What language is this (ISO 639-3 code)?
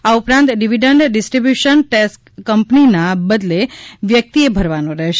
guj